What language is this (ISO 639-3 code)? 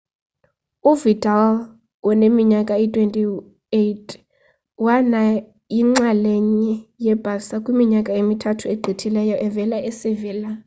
xho